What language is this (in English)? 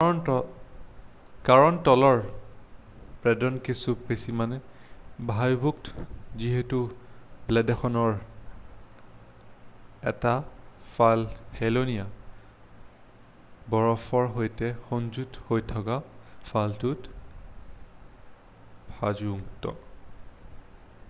Assamese